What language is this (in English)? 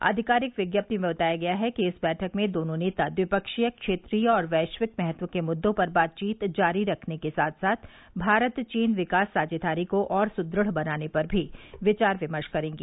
Hindi